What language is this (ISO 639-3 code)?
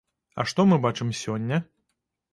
bel